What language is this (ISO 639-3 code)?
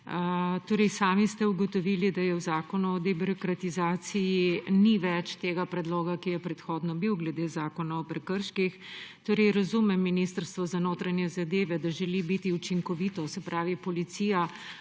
slv